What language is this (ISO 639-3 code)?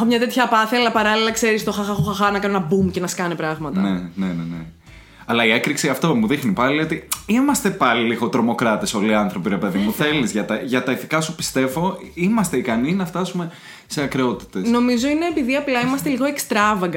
ell